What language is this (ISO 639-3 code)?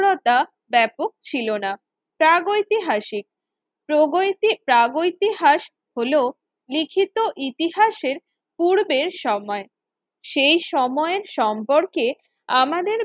ben